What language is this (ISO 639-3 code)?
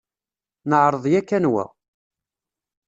kab